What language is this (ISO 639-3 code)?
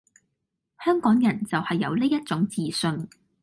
yue